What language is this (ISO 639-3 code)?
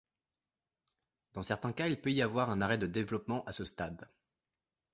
fra